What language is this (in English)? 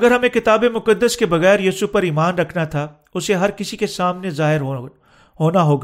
Urdu